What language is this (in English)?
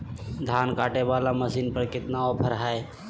Magahi